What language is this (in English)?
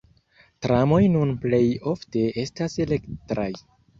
Esperanto